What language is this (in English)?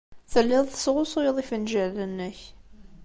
Kabyle